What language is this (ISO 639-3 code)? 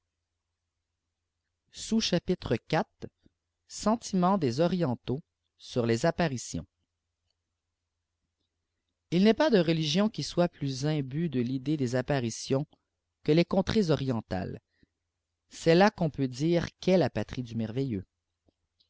fra